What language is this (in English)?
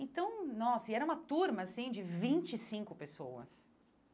Portuguese